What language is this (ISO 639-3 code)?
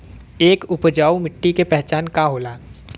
bho